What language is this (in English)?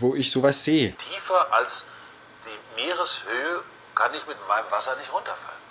German